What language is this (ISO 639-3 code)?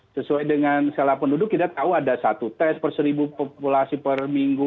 ind